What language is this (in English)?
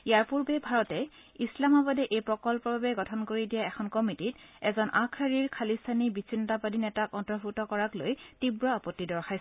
Assamese